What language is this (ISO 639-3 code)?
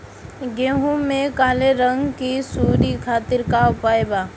bho